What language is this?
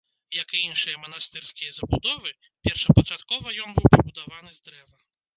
Belarusian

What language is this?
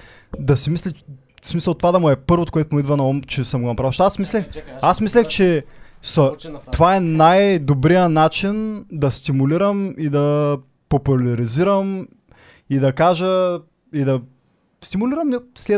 Bulgarian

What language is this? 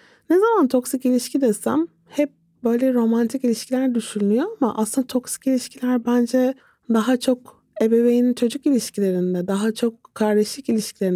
Turkish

